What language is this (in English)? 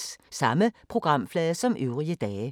Danish